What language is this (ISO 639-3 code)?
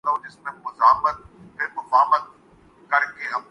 urd